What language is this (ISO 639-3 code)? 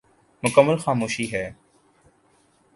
urd